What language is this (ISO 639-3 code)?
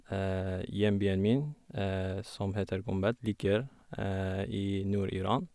nor